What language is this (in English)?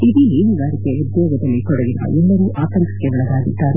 Kannada